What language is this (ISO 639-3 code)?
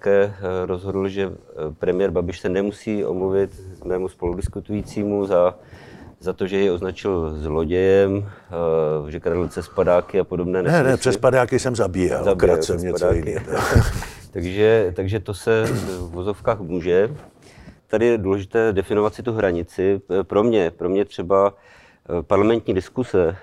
ces